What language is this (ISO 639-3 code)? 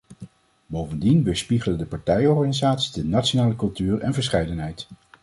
nld